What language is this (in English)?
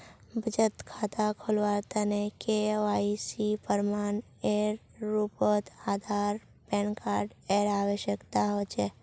Magahi